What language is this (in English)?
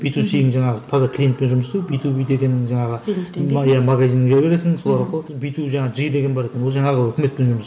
Kazakh